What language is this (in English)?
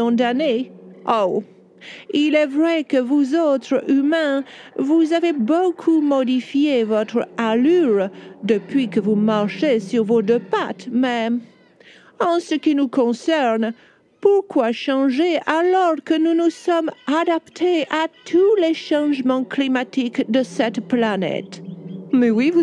French